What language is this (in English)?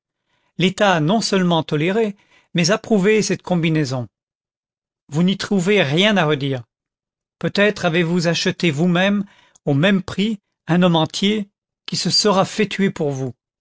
French